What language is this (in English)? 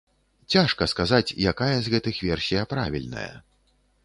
Belarusian